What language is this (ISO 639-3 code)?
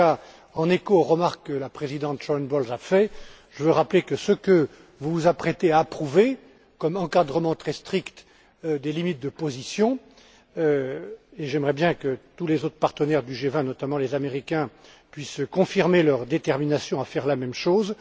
fra